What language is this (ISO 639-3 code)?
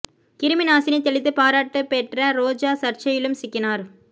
tam